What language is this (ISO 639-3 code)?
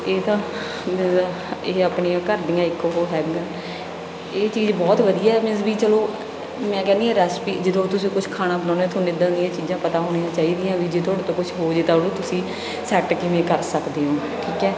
pan